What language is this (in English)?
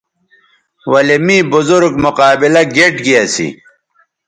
Bateri